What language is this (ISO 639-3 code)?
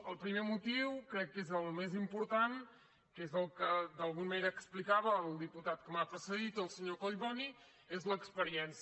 cat